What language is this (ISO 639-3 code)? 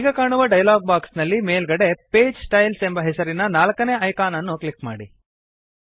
kan